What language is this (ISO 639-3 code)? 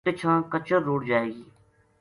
gju